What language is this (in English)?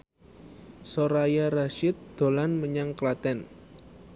Javanese